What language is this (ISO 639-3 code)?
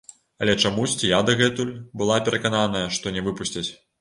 bel